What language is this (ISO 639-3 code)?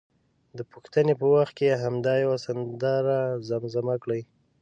pus